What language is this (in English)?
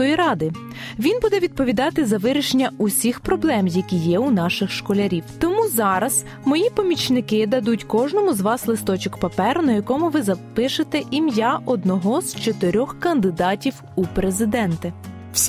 Ukrainian